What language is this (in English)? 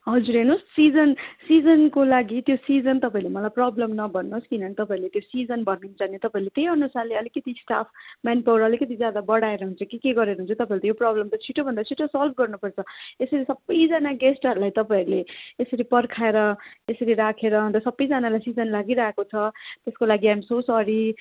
Nepali